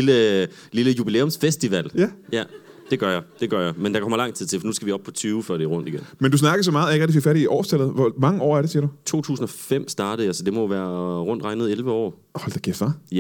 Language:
Danish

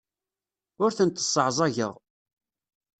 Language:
Kabyle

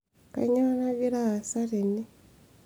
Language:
Masai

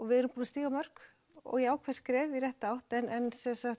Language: Icelandic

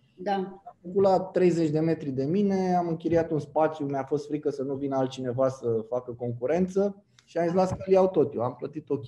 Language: Romanian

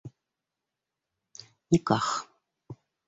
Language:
Bashkir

